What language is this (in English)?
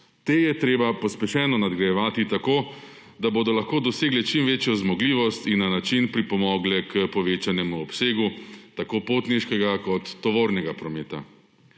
Slovenian